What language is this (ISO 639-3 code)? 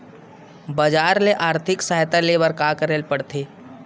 hne